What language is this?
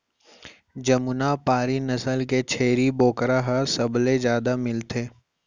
Chhattisgarhi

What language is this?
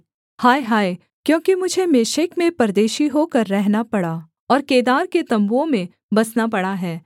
Hindi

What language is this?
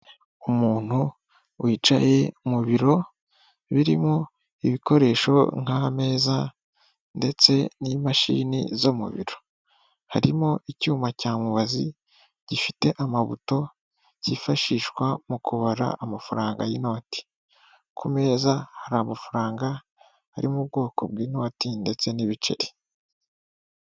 Kinyarwanda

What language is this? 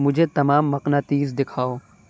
Urdu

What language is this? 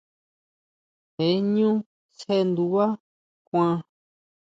Huautla Mazatec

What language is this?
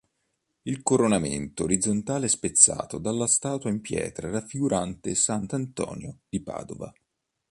Italian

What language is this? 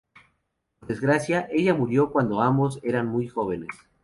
Spanish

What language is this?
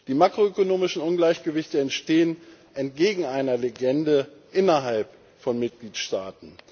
German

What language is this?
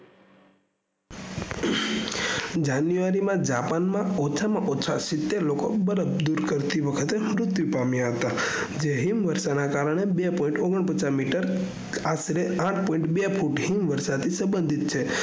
Gujarati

